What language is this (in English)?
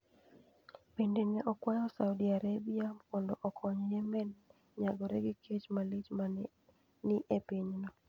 Luo (Kenya and Tanzania)